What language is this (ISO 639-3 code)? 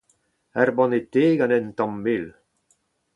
bre